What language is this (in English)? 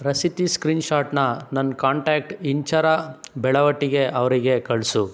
Kannada